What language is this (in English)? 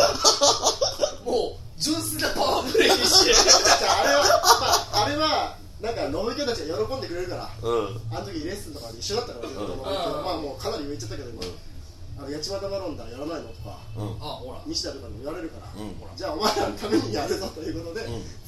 Japanese